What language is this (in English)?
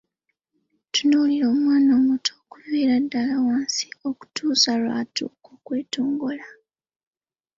Ganda